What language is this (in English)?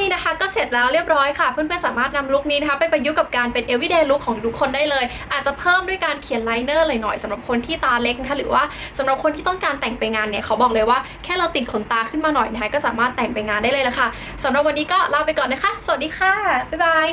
Thai